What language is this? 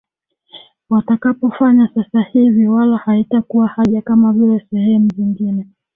Swahili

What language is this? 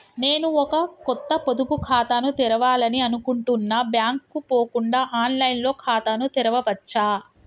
Telugu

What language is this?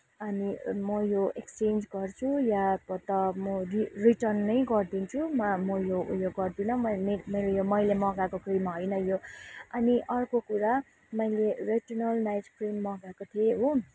Nepali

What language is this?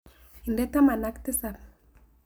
Kalenjin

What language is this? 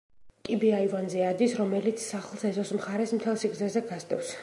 Georgian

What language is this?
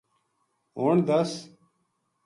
Gujari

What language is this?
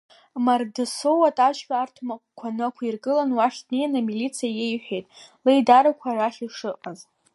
Abkhazian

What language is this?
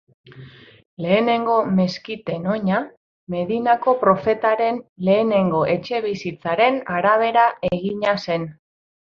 Basque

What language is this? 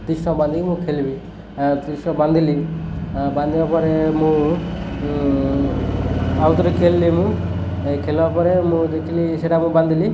Odia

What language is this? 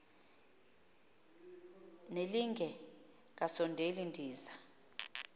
Xhosa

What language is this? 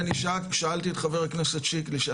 Hebrew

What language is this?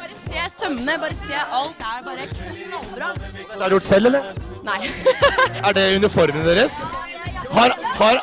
Norwegian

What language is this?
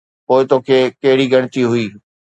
Sindhi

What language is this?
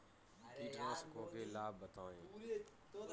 Hindi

